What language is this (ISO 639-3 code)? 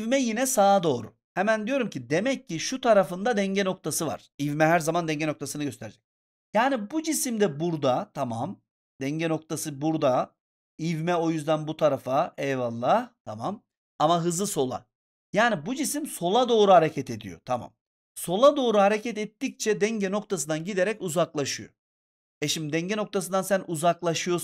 tur